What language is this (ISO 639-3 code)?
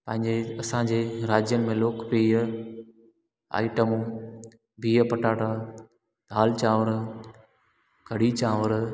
snd